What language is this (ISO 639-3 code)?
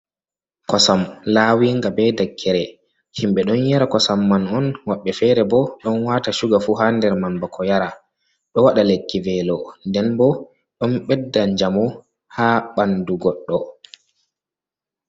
ful